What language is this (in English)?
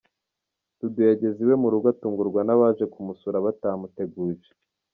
Kinyarwanda